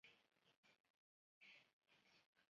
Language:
Chinese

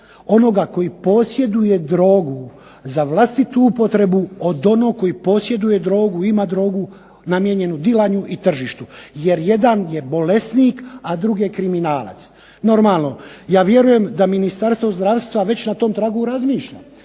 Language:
Croatian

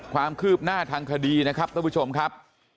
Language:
Thai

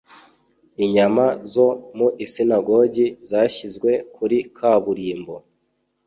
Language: Kinyarwanda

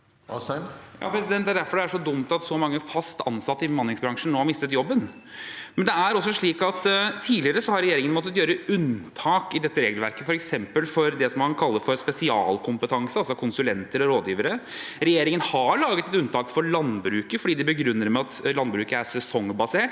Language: Norwegian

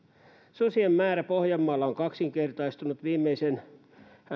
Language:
Finnish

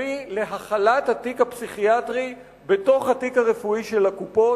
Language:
Hebrew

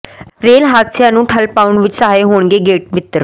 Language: Punjabi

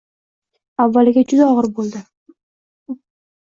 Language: Uzbek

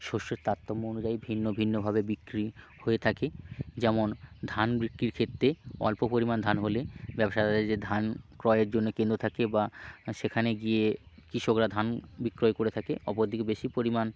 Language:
Bangla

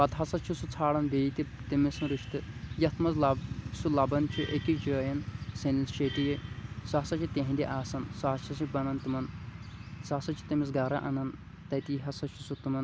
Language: Kashmiri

